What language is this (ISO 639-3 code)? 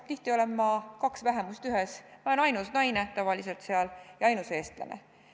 est